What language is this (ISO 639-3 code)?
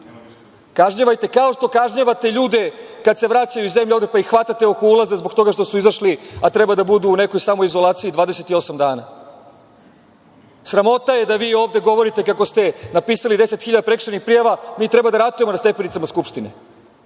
srp